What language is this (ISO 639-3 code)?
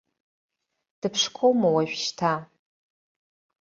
abk